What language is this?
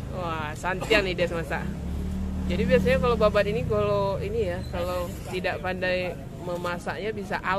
Indonesian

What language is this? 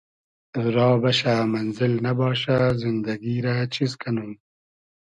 Hazaragi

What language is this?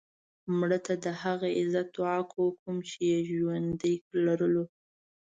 Pashto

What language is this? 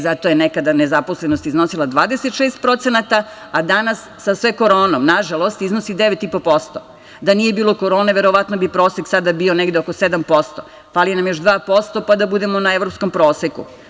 Serbian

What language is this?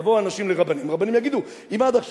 Hebrew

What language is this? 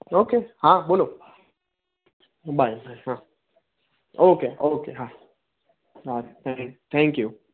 Gujarati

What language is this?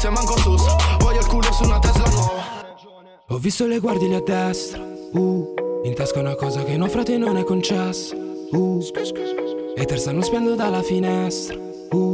Italian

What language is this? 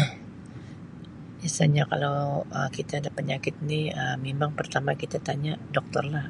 Sabah Malay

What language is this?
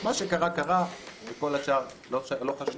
Hebrew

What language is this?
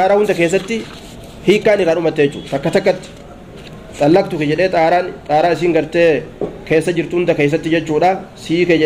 Arabic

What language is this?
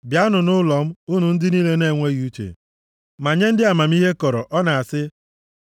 Igbo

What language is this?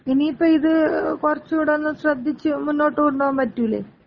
Malayalam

